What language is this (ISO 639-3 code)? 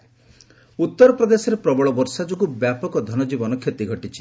ori